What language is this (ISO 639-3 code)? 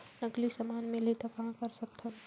hne